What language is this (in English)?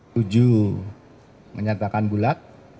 Indonesian